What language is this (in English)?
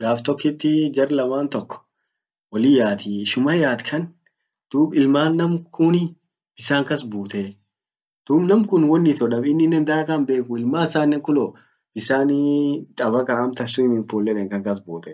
Orma